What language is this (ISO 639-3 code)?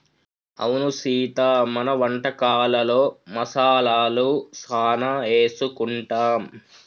tel